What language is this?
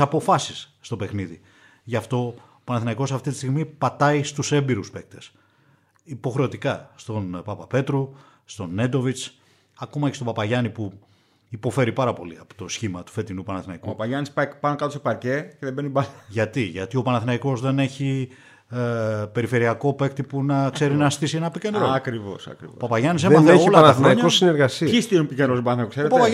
Greek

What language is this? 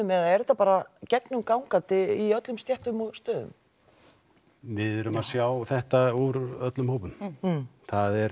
Icelandic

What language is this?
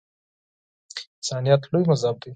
Pashto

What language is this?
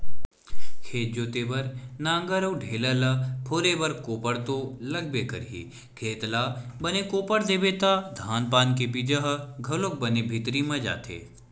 Chhattisgarhi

